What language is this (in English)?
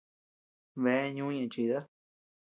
Tepeuxila Cuicatec